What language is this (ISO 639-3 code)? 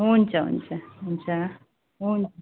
nep